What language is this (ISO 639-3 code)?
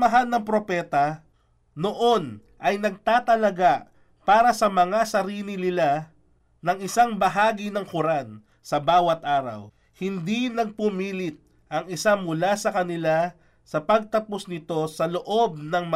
fil